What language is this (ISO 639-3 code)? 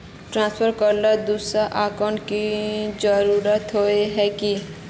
mag